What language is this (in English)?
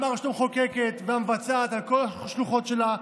Hebrew